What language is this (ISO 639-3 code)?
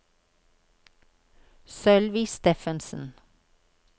nor